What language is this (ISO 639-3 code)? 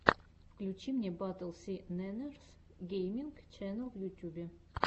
rus